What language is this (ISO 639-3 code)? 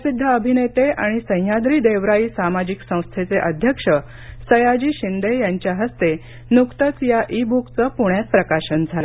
mar